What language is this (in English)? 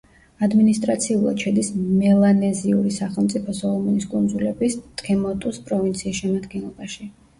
Georgian